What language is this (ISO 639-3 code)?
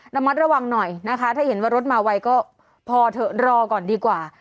tha